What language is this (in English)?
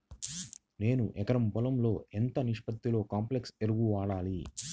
Telugu